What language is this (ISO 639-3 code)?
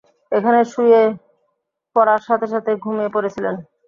ben